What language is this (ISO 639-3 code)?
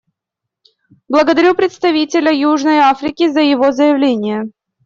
rus